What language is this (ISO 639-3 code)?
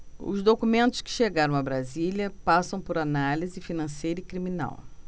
por